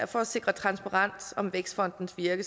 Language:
Danish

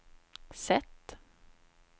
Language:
Swedish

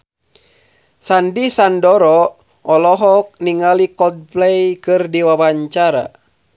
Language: Sundanese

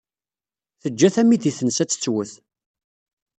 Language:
Kabyle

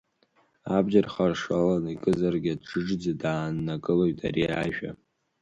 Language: Abkhazian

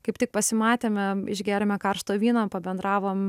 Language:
Lithuanian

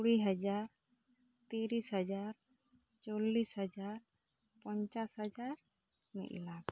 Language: Santali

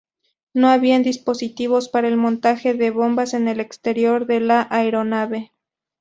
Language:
Spanish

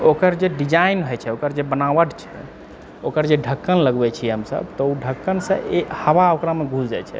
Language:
Maithili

